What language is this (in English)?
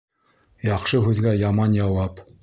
Bashkir